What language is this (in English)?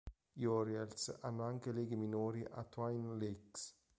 Italian